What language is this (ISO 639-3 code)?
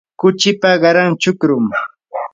qur